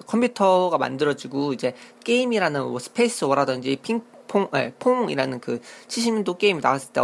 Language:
Korean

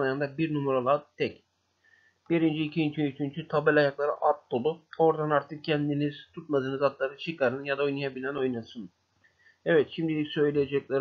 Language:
Turkish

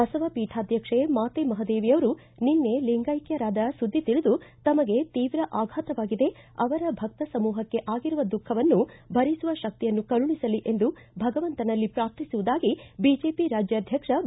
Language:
Kannada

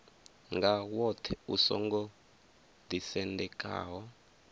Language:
Venda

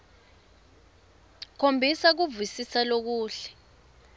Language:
Swati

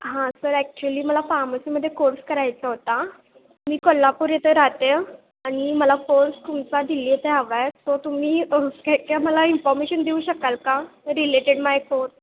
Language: Marathi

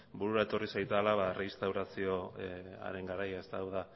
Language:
Basque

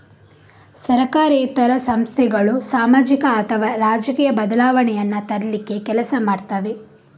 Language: Kannada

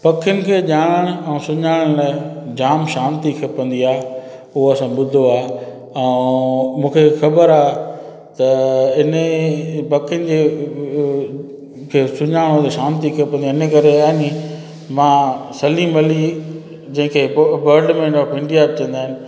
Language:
Sindhi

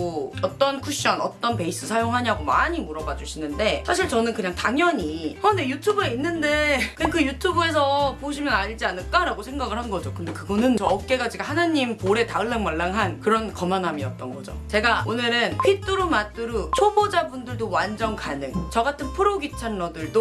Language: Korean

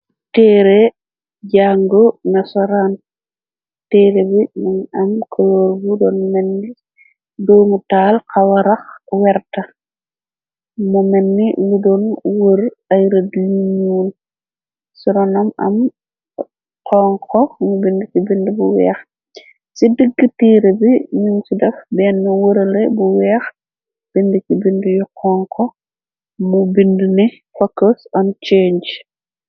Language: Wolof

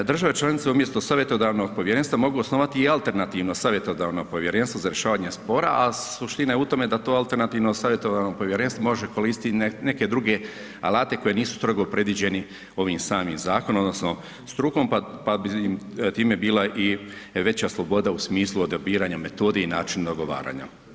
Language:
Croatian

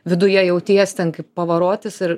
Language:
Lithuanian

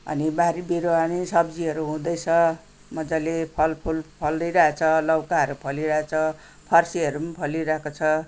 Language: Nepali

